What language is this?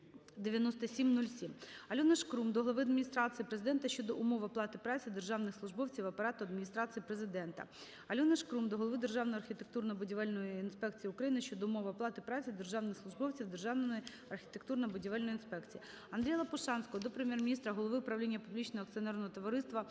Ukrainian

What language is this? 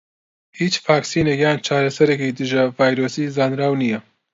Central Kurdish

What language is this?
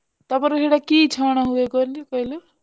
Odia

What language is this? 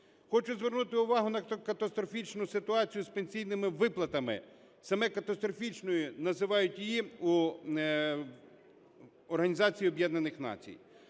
Ukrainian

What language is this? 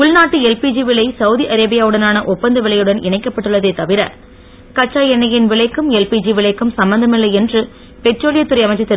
Tamil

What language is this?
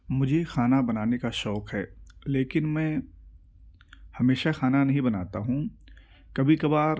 Urdu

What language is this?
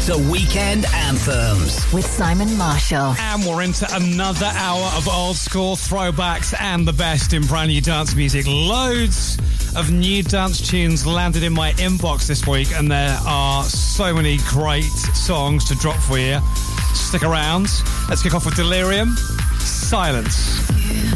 English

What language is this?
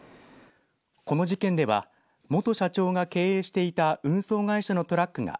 Japanese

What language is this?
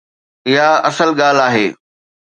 Sindhi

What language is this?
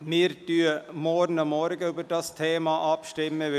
Swiss German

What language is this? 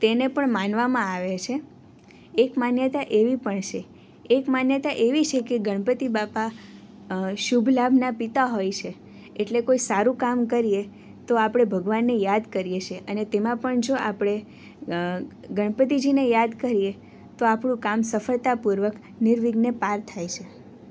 Gujarati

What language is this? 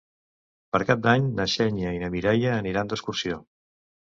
Catalan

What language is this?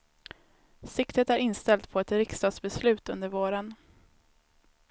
Swedish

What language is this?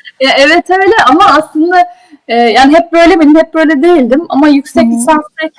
Turkish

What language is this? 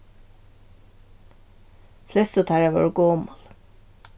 Faroese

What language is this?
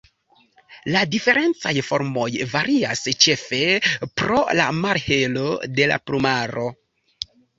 Esperanto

